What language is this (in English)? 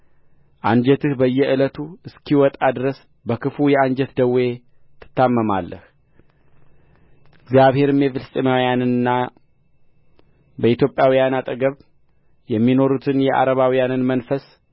Amharic